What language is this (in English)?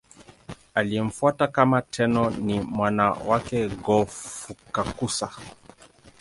Swahili